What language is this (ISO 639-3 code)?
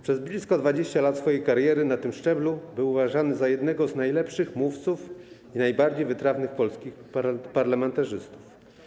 pol